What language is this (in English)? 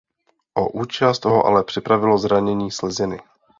Czech